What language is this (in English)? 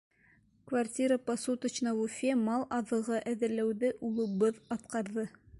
Bashkir